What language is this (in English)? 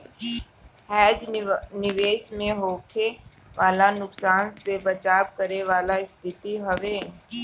Bhojpuri